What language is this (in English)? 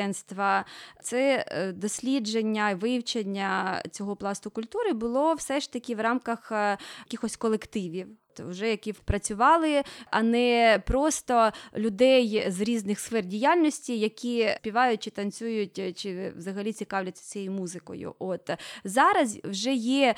Ukrainian